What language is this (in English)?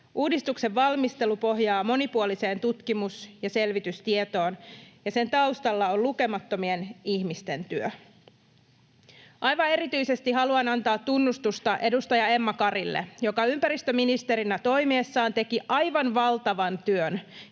Finnish